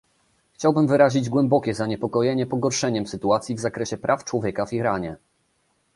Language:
Polish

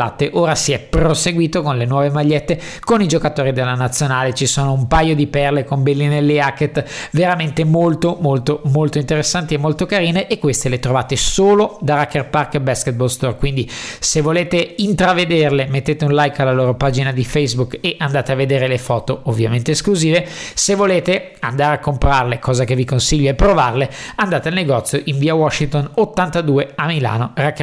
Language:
Italian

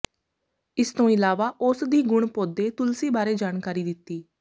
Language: Punjabi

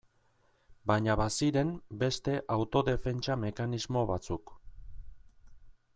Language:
Basque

